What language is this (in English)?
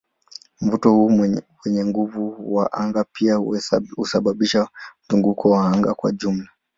Swahili